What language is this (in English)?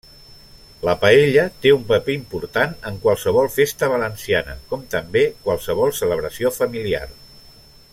Catalan